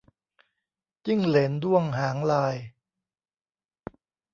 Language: Thai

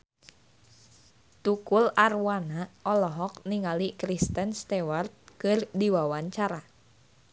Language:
Sundanese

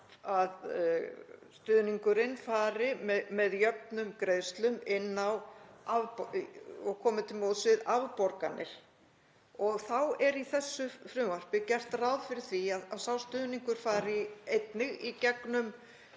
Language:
Icelandic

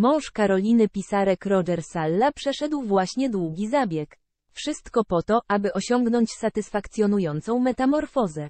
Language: Polish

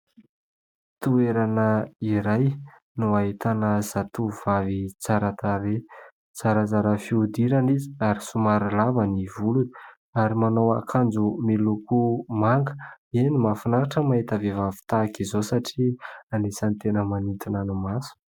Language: Malagasy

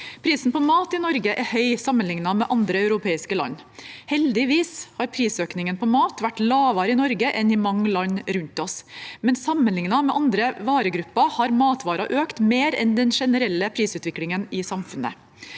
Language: Norwegian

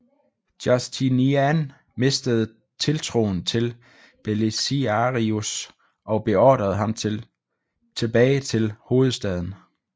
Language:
Danish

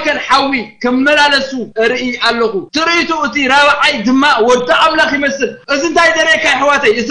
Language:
Arabic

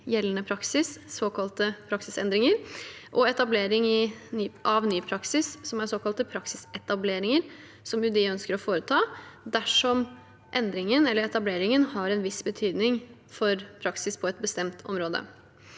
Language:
Norwegian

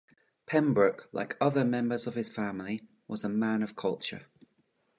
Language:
English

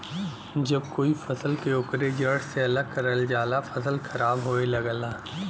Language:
Bhojpuri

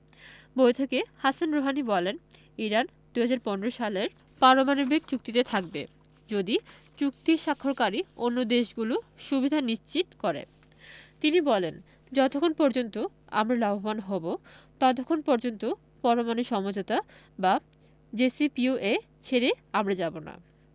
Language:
Bangla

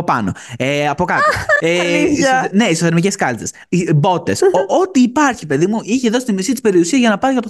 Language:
Greek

